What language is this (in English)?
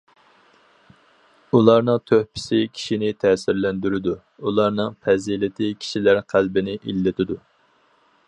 Uyghur